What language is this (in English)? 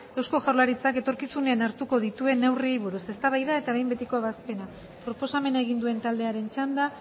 Basque